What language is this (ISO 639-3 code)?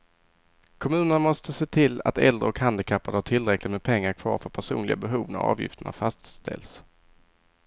swe